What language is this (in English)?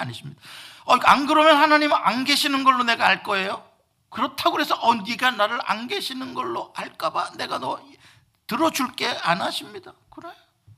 Korean